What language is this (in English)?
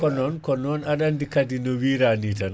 Fula